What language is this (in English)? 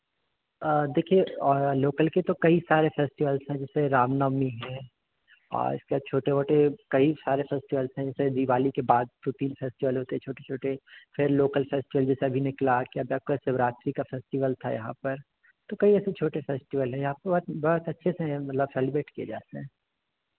Hindi